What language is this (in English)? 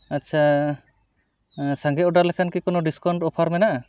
Santali